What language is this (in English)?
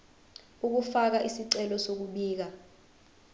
Zulu